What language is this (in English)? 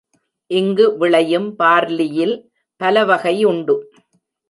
Tamil